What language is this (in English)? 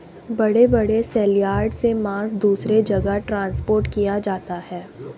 Hindi